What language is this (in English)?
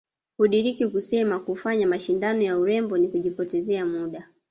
Swahili